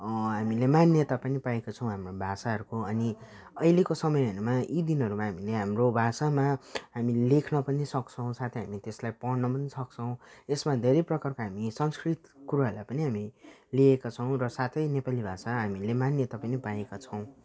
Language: Nepali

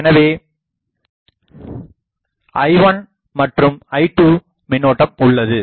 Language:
Tamil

